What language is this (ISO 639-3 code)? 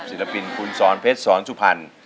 tha